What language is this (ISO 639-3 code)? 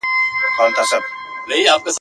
pus